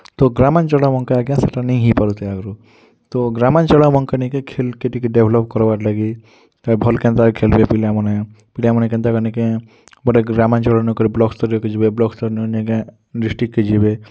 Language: Odia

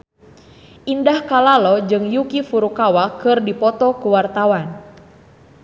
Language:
Sundanese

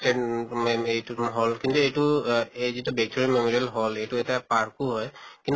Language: Assamese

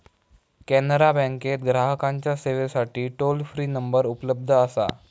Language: Marathi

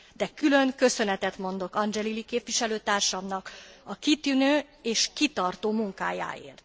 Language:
Hungarian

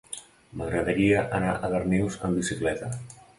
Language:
Catalan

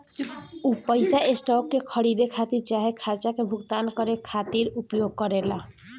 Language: Bhojpuri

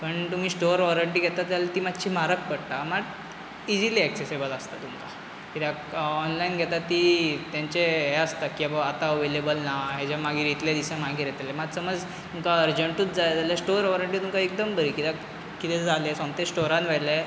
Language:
Konkani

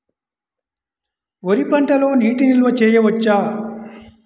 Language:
Telugu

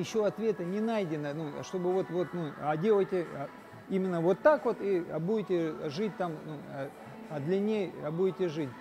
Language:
Russian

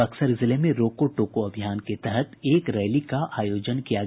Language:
Hindi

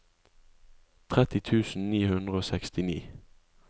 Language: Norwegian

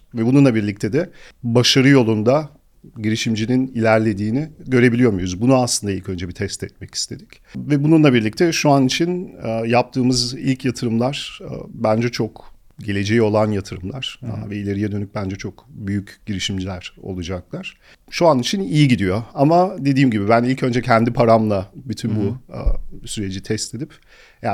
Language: Turkish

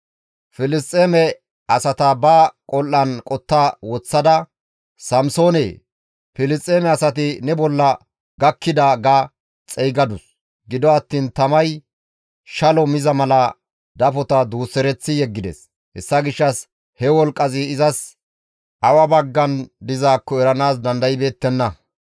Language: Gamo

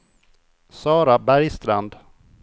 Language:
Swedish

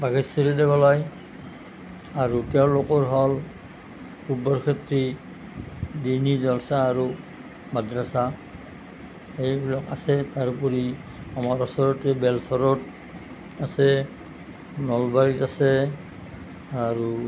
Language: Assamese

